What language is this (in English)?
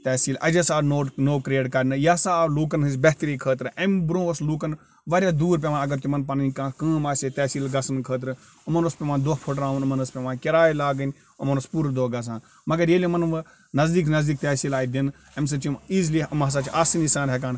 Kashmiri